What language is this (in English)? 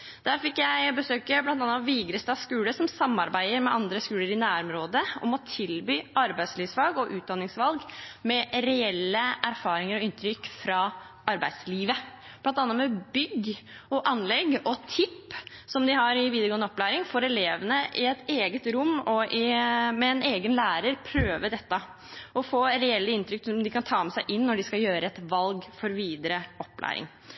Norwegian Bokmål